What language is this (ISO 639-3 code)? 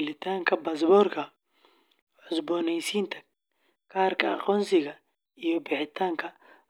som